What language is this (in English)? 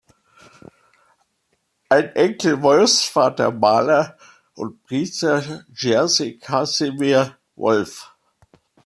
German